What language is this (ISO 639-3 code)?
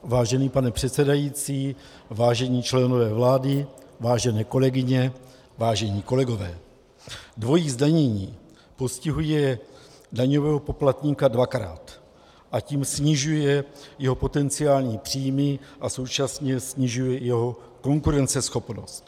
ces